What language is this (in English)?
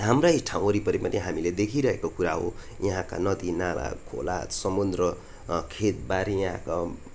Nepali